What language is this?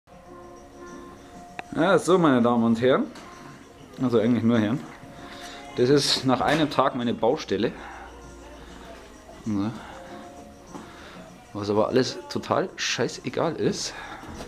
German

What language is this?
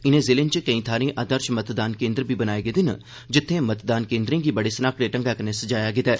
Dogri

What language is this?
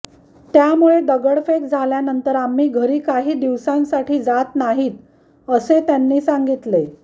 Marathi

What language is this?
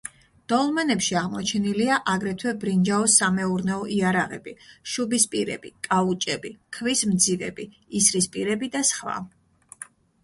Georgian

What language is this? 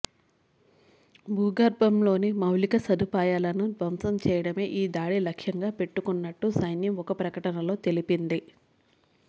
Telugu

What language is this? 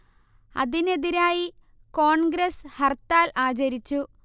Malayalam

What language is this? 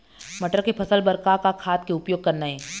Chhattisgarhi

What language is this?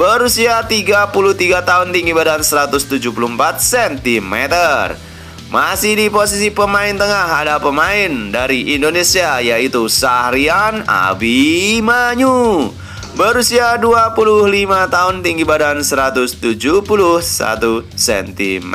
Indonesian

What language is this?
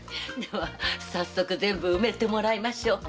Japanese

